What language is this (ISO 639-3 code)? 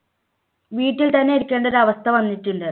mal